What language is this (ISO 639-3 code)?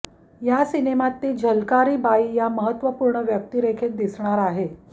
mar